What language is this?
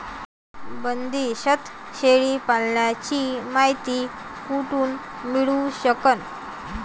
Marathi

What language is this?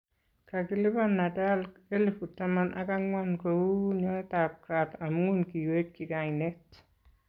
Kalenjin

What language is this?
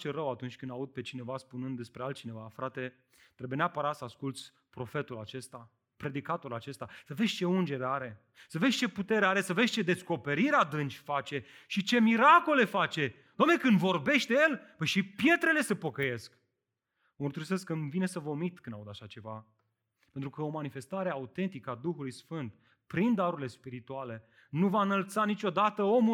Romanian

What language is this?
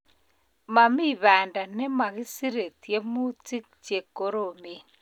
Kalenjin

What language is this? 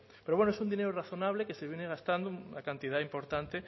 Spanish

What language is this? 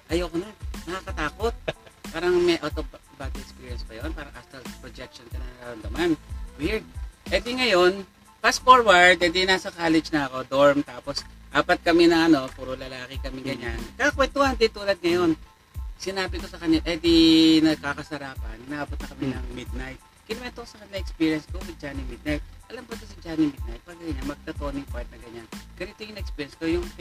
Filipino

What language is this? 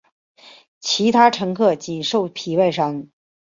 Chinese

